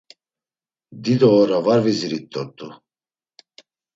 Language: Laz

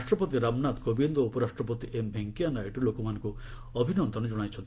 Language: Odia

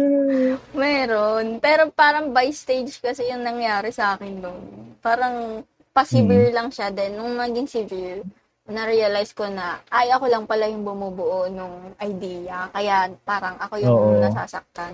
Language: Filipino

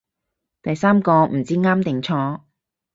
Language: Cantonese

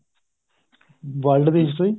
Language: Punjabi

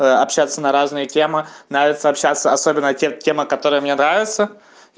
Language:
Russian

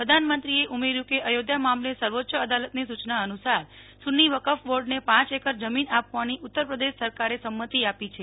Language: Gujarati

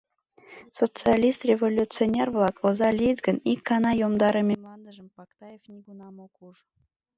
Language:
Mari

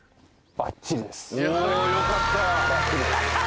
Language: Japanese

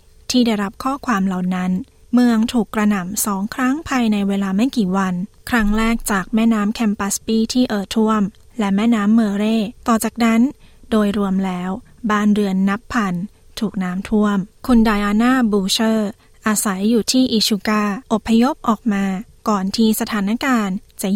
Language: Thai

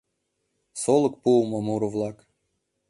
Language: Mari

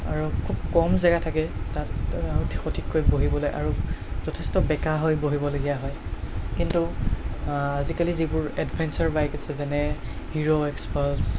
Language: Assamese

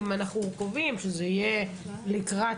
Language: Hebrew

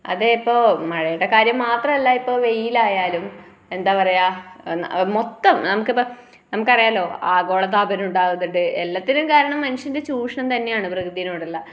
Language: Malayalam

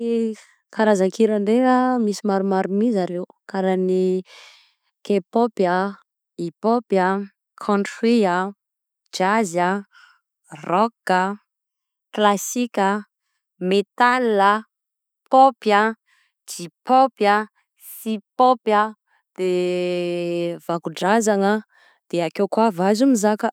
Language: Southern Betsimisaraka Malagasy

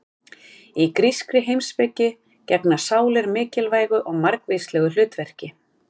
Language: Icelandic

